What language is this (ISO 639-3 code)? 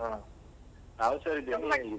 kan